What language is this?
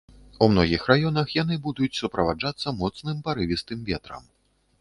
Belarusian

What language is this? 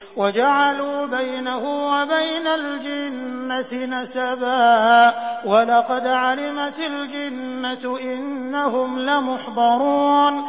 Arabic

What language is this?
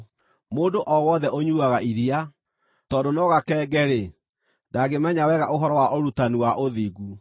Kikuyu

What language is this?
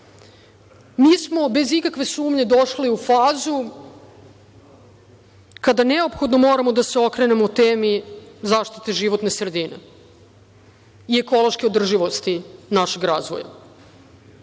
Serbian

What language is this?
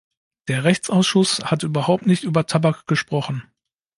German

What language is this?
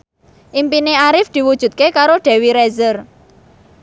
Javanese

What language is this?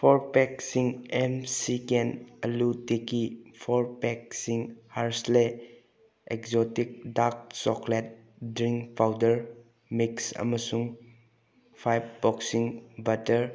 Manipuri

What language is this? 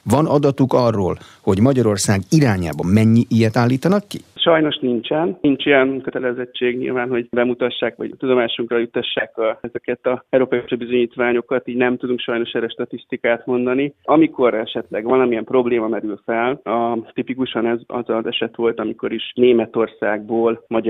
Hungarian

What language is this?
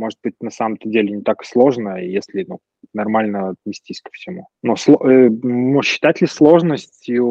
Russian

